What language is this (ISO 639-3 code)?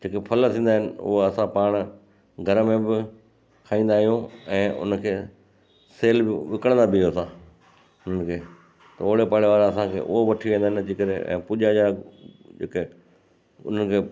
snd